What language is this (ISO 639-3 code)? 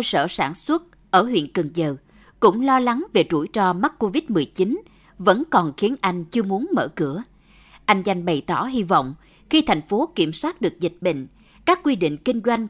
vie